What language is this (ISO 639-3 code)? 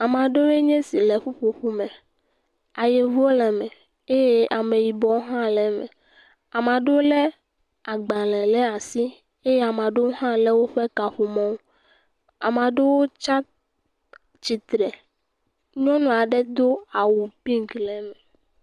ewe